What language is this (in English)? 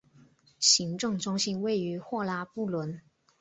Chinese